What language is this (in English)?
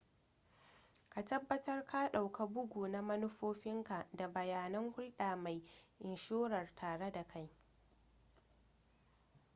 Hausa